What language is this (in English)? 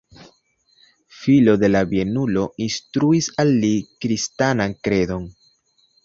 Esperanto